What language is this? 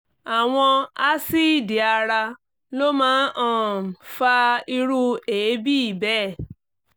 Yoruba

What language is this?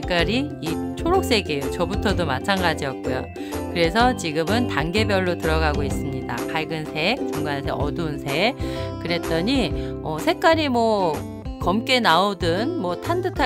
Korean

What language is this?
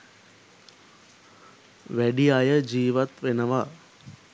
Sinhala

